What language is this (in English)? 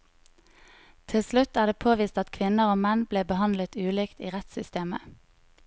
Norwegian